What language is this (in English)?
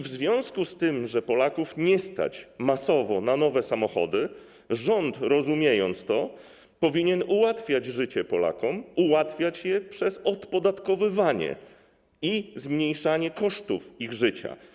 Polish